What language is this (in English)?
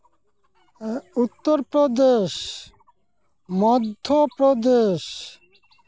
Santali